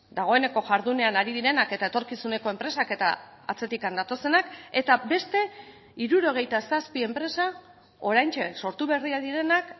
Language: Basque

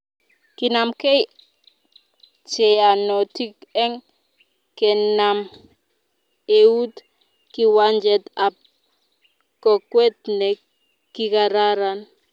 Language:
Kalenjin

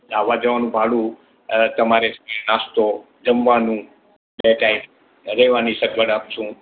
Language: Gujarati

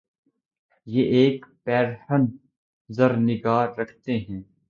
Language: Urdu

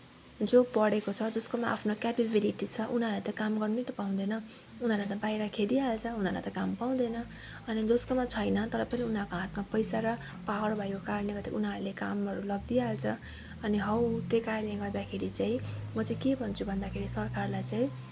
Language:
Nepali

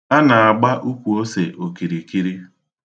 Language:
Igbo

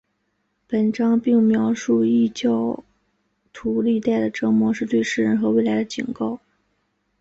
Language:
Chinese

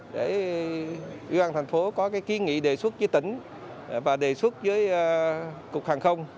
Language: Vietnamese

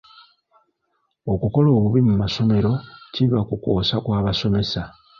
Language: Ganda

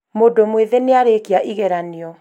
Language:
Kikuyu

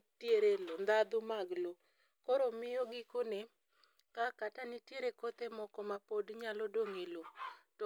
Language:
Luo (Kenya and Tanzania)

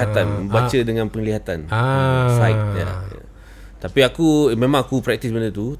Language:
Malay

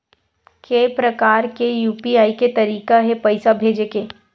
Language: Chhattisgarhi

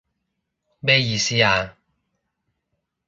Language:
Cantonese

